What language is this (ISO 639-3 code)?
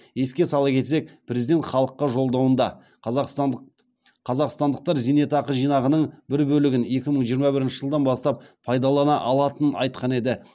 kaz